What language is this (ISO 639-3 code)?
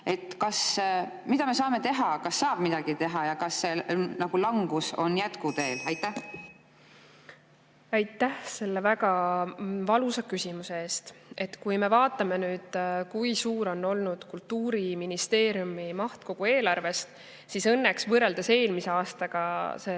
est